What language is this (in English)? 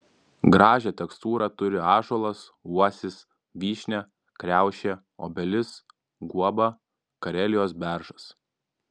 Lithuanian